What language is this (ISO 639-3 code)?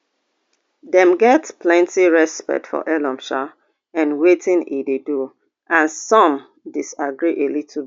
pcm